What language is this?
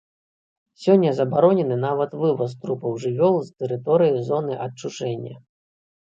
Belarusian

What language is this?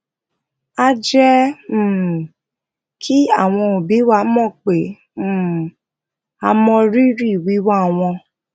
Yoruba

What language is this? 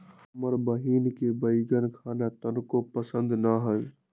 Magahi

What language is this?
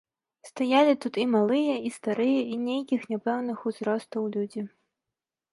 Belarusian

